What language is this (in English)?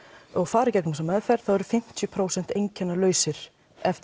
Icelandic